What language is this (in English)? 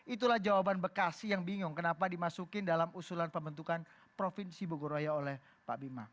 Indonesian